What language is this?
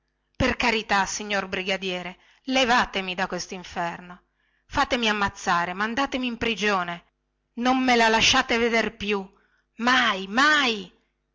Italian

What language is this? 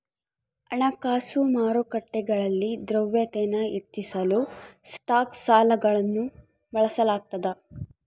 Kannada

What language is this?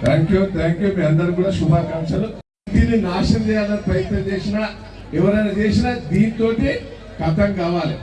Turkish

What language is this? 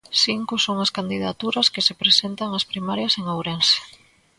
Galician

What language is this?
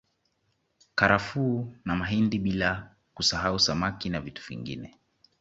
Swahili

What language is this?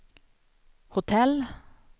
Swedish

